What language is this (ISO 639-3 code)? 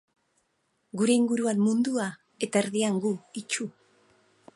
eus